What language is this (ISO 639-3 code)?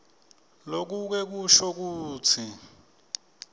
ssw